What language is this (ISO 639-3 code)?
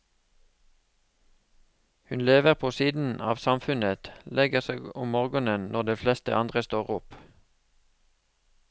nor